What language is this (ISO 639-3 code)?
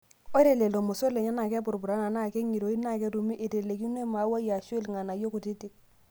mas